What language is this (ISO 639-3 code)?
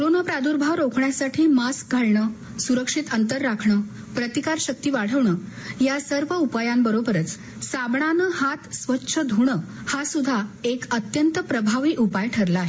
mar